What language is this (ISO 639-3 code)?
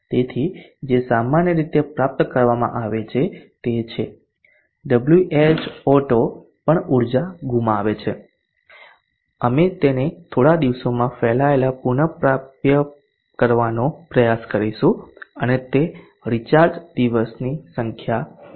guj